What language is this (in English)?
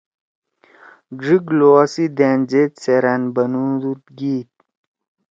Torwali